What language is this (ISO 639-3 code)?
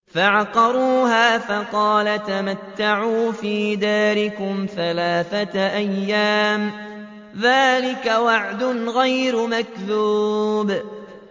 ara